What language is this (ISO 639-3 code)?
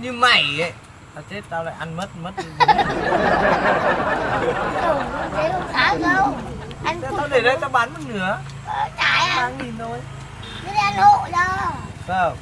vie